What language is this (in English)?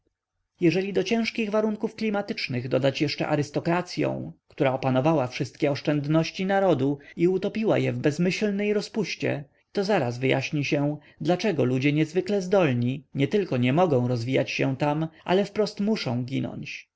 Polish